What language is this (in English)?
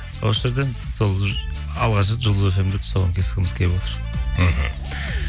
Kazakh